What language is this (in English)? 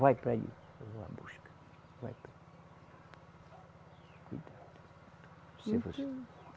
Portuguese